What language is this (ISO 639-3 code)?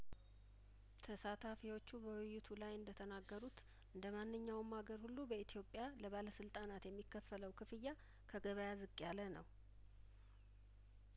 amh